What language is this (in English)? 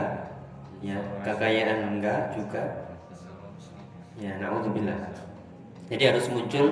Indonesian